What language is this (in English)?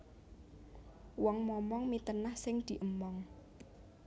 Javanese